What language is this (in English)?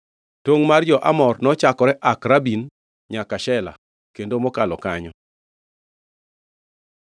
Luo (Kenya and Tanzania)